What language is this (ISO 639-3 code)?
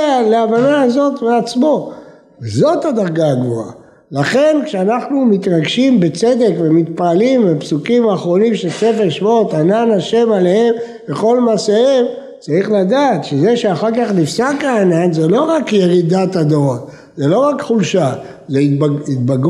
heb